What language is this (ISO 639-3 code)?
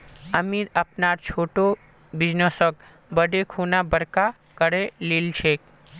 mag